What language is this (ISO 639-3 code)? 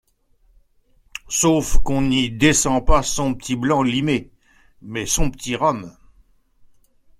fra